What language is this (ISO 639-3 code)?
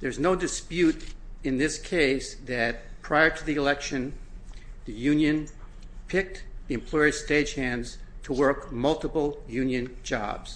eng